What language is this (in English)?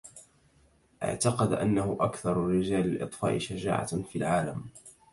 Arabic